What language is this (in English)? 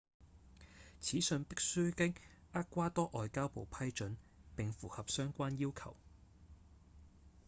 Cantonese